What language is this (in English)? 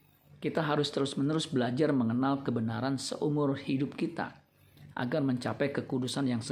Indonesian